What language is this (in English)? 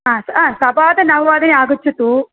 Sanskrit